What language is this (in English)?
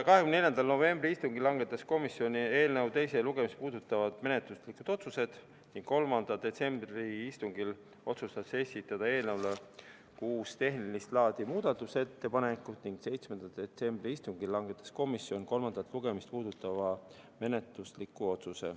Estonian